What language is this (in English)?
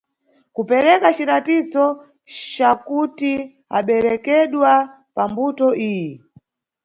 Nyungwe